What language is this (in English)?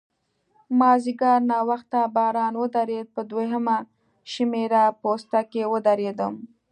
Pashto